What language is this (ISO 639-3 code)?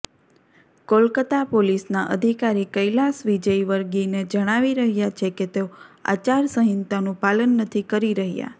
guj